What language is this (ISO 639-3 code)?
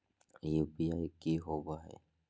mag